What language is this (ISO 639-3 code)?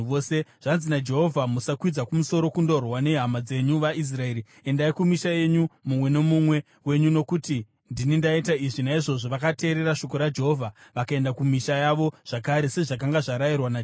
sna